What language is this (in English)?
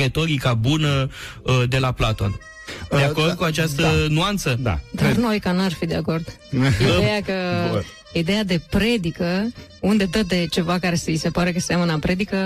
Romanian